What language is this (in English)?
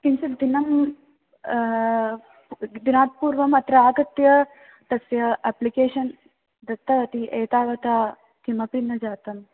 Sanskrit